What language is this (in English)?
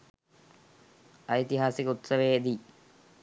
Sinhala